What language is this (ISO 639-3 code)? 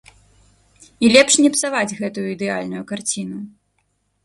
bel